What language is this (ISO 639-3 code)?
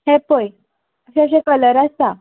kok